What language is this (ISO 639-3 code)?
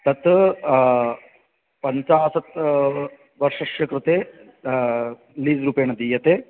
san